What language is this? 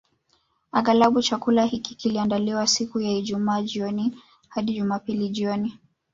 Swahili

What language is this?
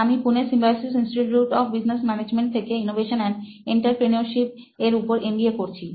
Bangla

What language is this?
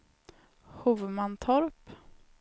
Swedish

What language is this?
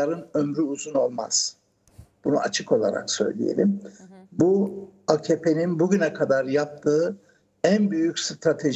Turkish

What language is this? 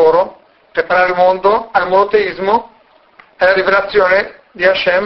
Italian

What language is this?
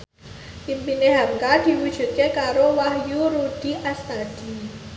Javanese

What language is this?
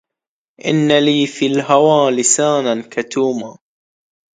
Arabic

